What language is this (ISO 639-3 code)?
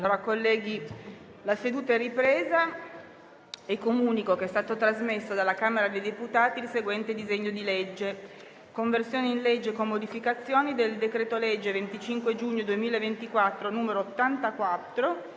ita